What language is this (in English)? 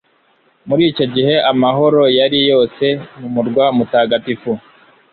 Kinyarwanda